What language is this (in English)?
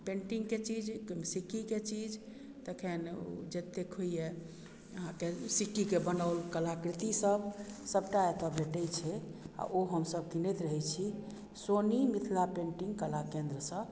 Maithili